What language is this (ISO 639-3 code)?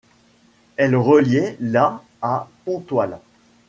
fra